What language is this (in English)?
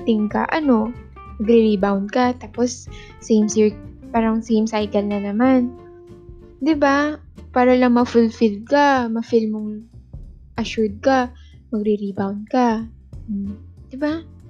Filipino